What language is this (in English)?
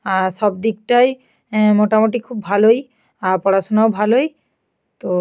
Bangla